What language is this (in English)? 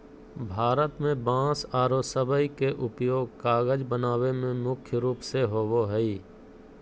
Magahi